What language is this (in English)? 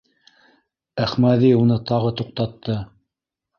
Bashkir